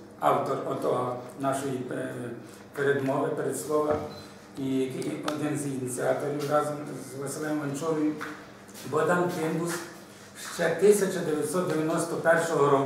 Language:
Ukrainian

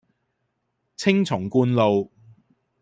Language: Cantonese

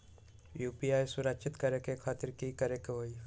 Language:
Magahi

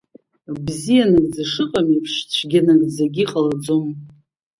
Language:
Abkhazian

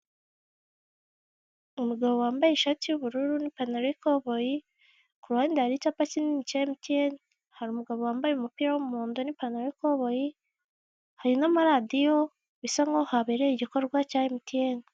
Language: Kinyarwanda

